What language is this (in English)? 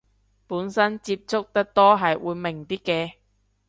Cantonese